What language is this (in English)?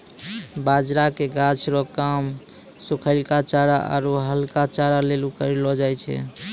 Maithili